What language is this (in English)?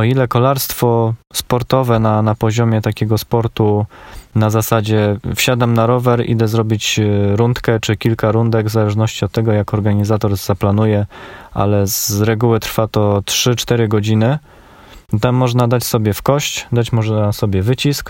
Polish